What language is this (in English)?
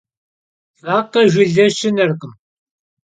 Kabardian